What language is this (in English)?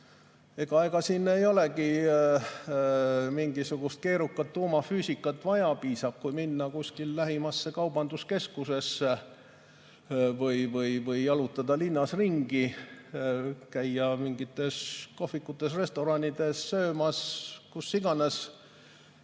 Estonian